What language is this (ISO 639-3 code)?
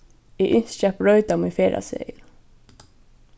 fao